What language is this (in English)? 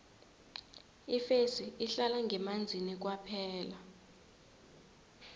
South Ndebele